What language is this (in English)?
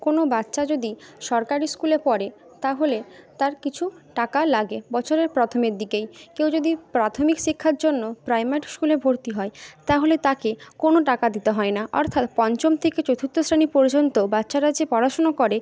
Bangla